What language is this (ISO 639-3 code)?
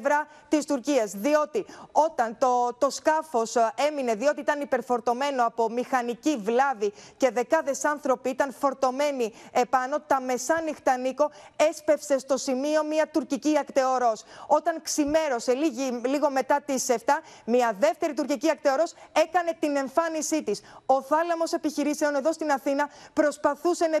ell